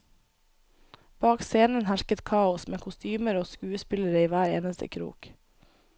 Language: Norwegian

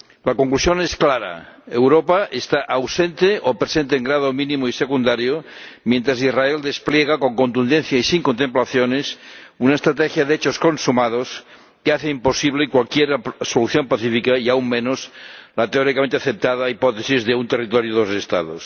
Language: Spanish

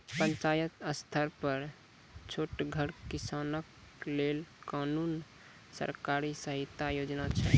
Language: Maithili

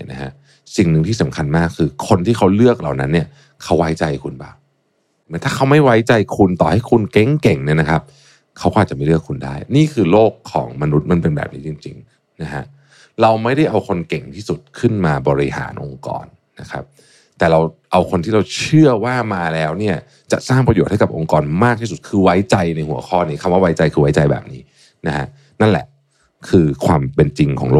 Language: Thai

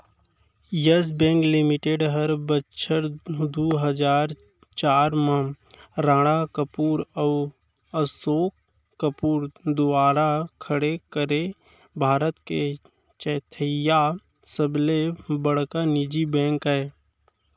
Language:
Chhattisgarhi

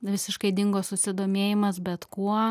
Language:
Lithuanian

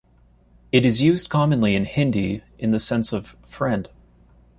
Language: English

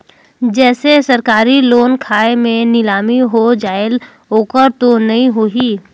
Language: Chhattisgarhi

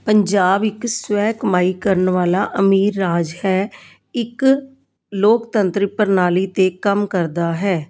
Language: Punjabi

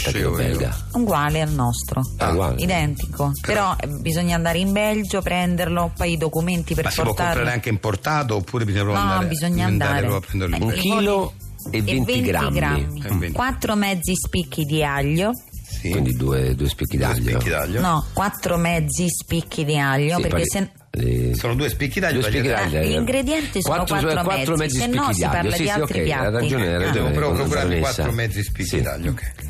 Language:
Italian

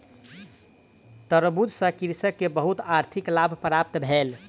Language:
Maithili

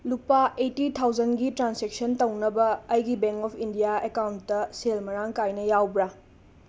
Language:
Manipuri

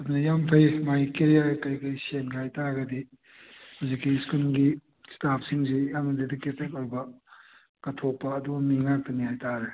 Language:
Manipuri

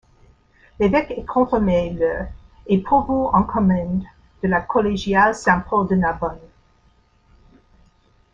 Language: French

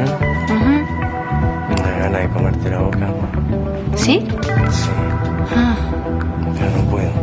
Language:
Spanish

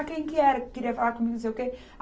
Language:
Portuguese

